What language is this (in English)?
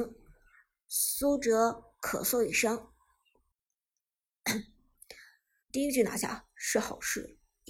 Chinese